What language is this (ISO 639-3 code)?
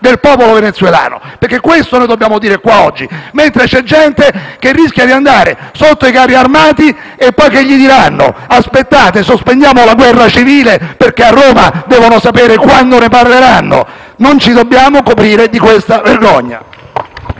ita